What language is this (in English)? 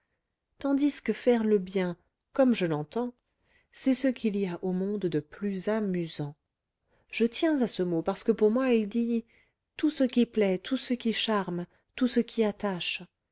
French